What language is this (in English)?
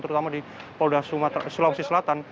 Indonesian